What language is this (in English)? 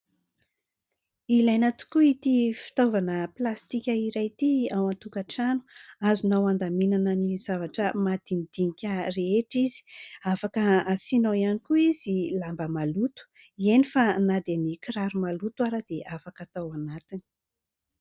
Malagasy